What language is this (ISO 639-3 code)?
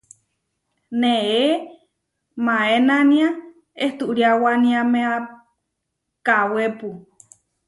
var